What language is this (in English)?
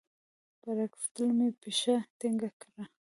Pashto